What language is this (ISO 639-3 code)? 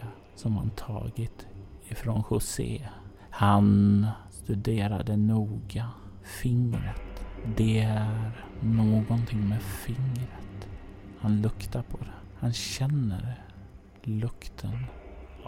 swe